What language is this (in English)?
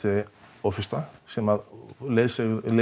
Icelandic